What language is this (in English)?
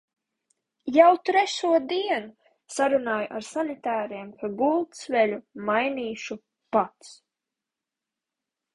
Latvian